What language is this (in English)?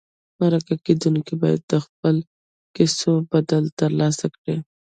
Pashto